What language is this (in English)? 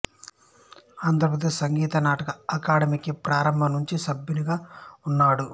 Telugu